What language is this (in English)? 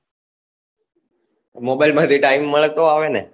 Gujarati